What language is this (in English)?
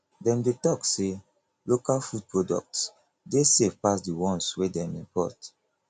Nigerian Pidgin